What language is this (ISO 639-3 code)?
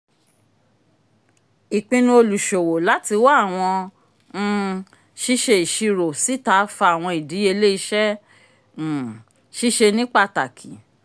yor